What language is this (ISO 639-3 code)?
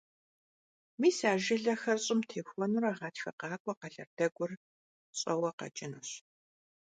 kbd